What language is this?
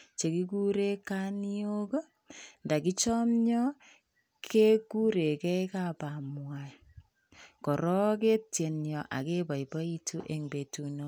Kalenjin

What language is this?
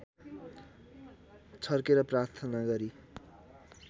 Nepali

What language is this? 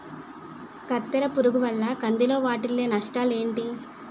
Telugu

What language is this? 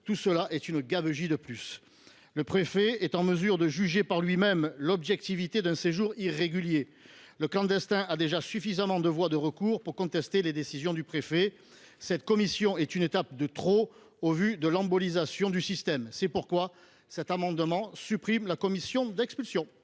French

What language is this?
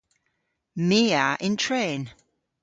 Cornish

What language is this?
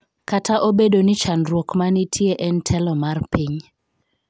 Luo (Kenya and Tanzania)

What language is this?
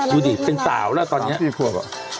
Thai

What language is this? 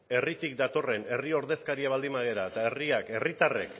Basque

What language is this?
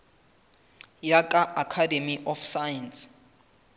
Southern Sotho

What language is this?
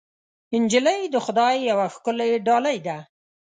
Pashto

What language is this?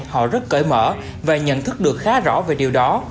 Vietnamese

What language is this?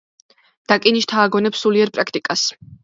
Georgian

